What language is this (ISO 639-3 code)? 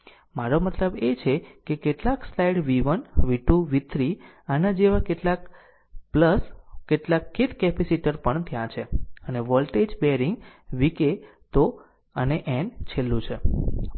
guj